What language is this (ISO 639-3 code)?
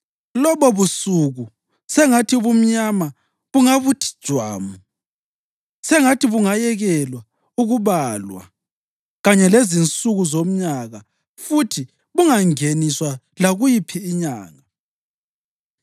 nde